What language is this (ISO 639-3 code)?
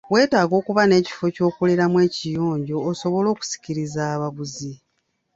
lug